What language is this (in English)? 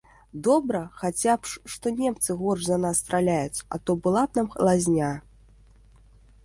Belarusian